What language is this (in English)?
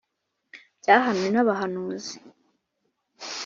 Kinyarwanda